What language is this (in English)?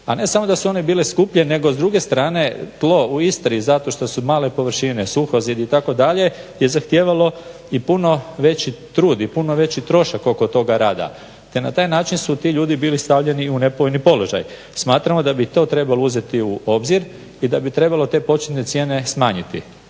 Croatian